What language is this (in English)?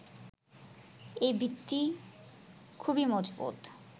Bangla